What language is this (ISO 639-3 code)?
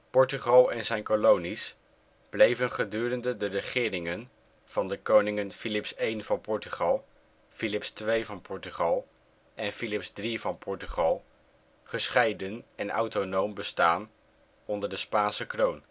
nld